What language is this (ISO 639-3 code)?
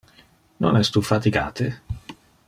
ina